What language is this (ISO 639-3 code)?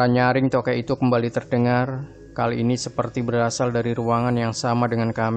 ind